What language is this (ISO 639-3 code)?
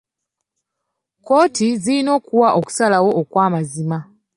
lug